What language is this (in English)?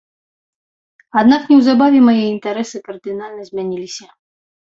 Belarusian